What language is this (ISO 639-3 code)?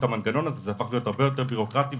heb